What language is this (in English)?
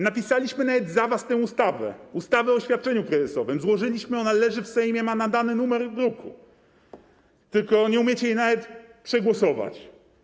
Polish